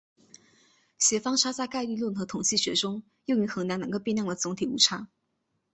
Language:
Chinese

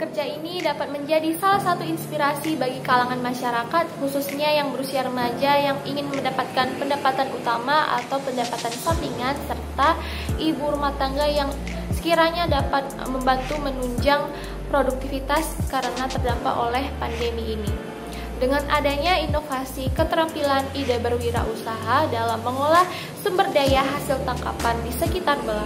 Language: Indonesian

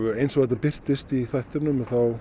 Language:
Icelandic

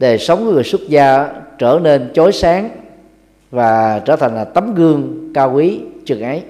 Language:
Vietnamese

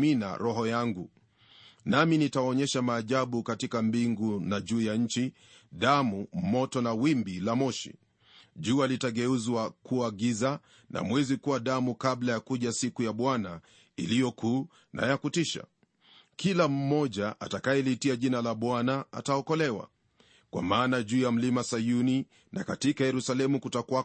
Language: Swahili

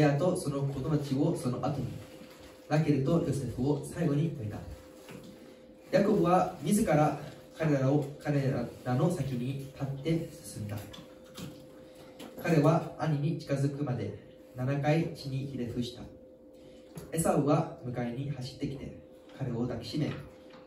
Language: Japanese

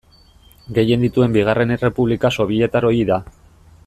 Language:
Basque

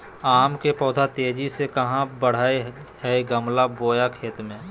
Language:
Magahi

